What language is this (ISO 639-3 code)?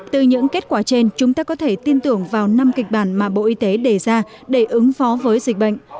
vie